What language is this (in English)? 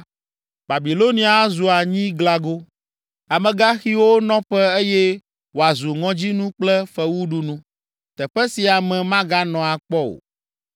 Ewe